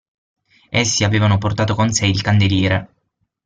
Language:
Italian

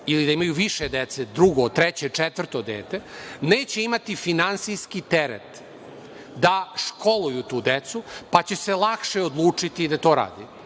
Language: Serbian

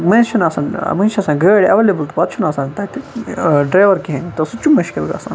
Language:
Kashmiri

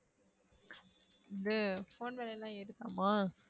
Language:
Tamil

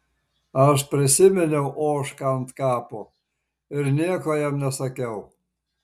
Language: Lithuanian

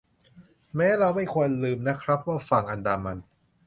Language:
Thai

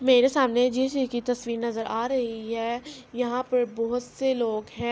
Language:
Urdu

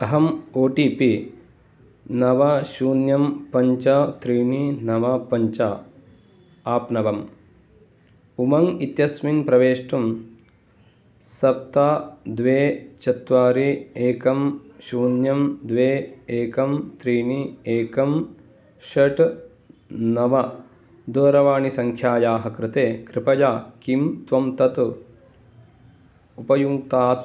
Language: Sanskrit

